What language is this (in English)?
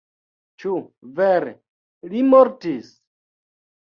Esperanto